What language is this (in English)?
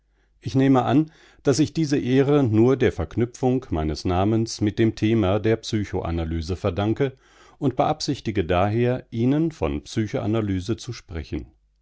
German